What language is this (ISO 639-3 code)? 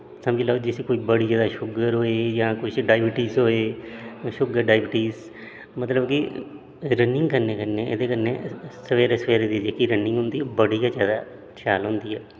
doi